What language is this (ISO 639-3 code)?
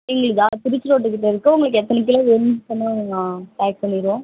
tam